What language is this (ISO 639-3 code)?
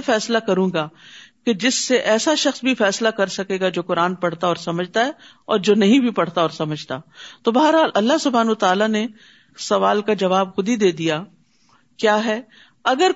urd